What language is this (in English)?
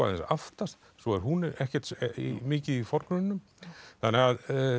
Icelandic